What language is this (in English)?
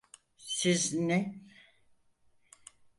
Turkish